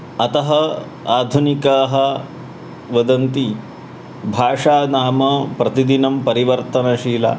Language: Sanskrit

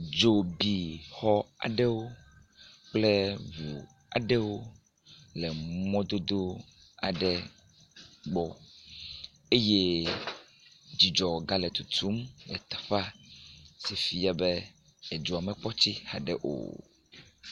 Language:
Ewe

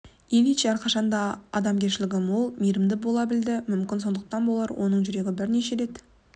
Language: Kazakh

